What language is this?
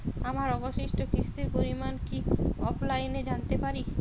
Bangla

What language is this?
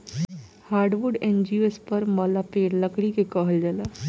Bhojpuri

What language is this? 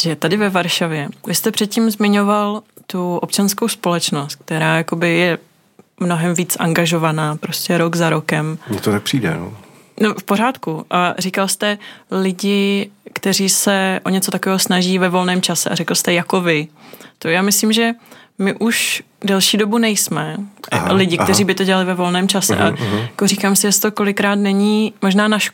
Czech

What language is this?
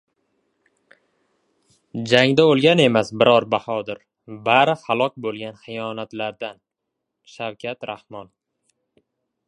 Uzbek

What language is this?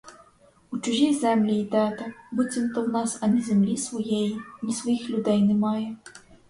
Ukrainian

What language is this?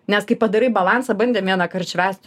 Lithuanian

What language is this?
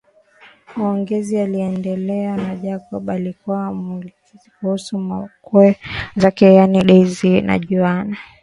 Swahili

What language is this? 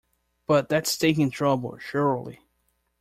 English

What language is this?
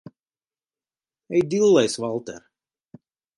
Latvian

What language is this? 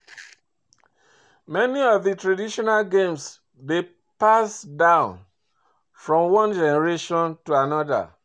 Nigerian Pidgin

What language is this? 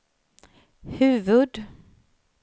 Swedish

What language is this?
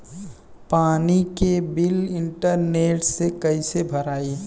Bhojpuri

